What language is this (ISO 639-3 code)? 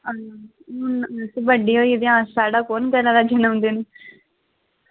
doi